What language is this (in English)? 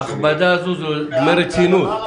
Hebrew